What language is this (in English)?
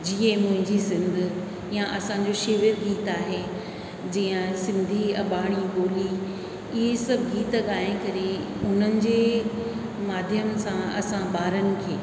Sindhi